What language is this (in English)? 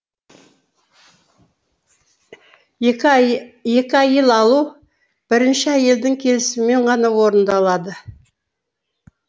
Kazakh